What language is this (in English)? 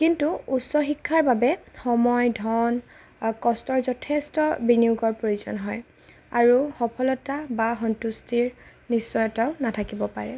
Assamese